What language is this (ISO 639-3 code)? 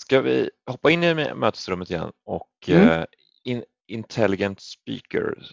swe